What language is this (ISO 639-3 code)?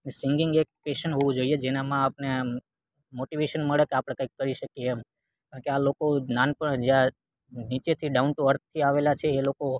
guj